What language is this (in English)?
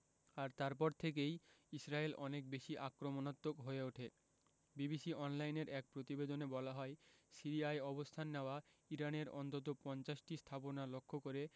Bangla